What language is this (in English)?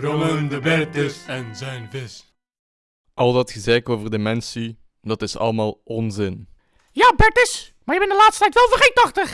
Dutch